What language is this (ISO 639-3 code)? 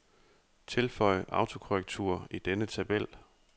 dan